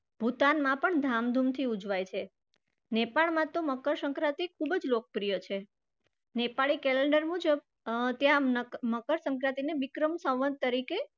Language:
Gujarati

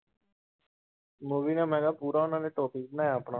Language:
Punjabi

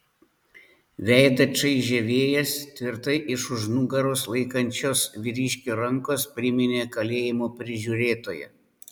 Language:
Lithuanian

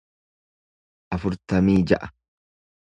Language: Oromo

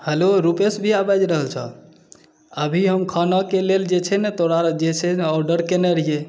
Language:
Maithili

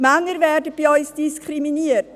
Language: Swiss German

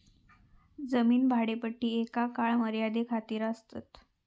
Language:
Marathi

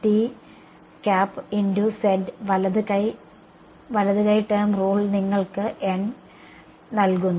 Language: Malayalam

